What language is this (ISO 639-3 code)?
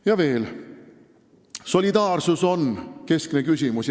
est